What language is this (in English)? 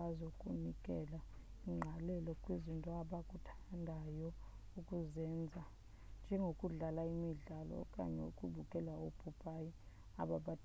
Xhosa